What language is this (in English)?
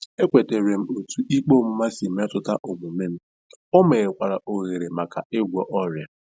Igbo